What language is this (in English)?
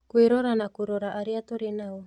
Kikuyu